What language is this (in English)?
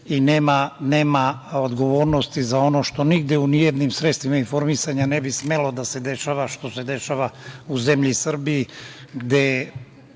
Serbian